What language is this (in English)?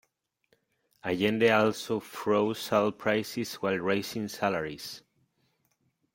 English